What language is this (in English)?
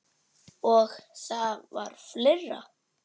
Icelandic